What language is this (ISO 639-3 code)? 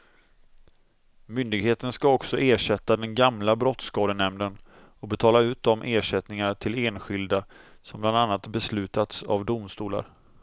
swe